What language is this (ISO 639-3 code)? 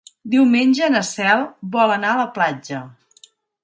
cat